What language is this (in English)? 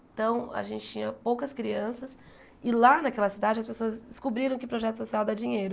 Portuguese